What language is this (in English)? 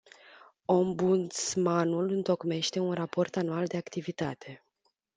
Romanian